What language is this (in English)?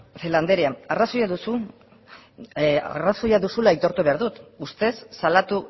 Basque